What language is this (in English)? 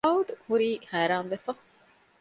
Divehi